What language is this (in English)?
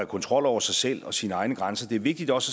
Danish